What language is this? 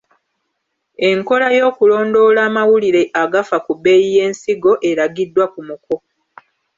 Ganda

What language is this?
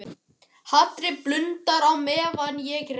Icelandic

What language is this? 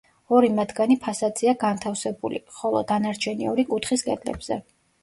Georgian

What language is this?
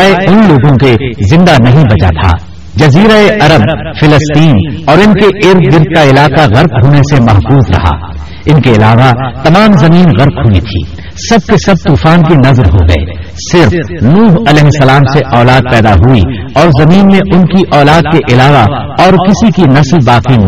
Urdu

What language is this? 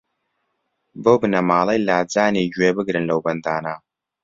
Central Kurdish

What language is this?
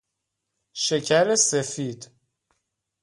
Persian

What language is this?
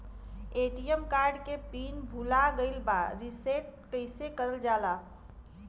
Bhojpuri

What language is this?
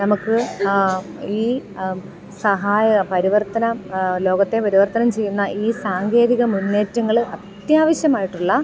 Malayalam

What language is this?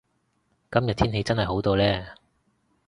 Cantonese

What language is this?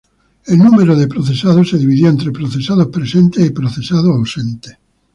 Spanish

